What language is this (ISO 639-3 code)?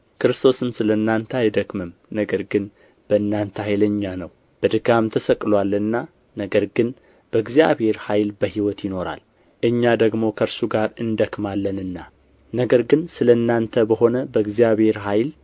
amh